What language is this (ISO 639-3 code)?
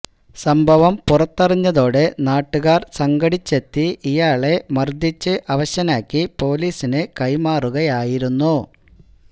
mal